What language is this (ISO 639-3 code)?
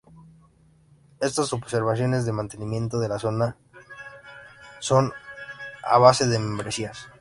spa